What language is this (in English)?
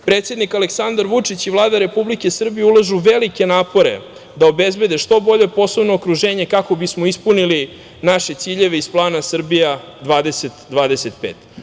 Serbian